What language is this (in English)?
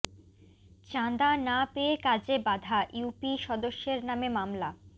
Bangla